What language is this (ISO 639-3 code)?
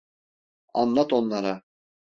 tur